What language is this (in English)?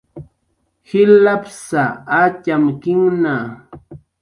Jaqaru